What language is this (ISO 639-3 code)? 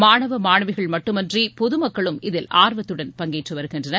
tam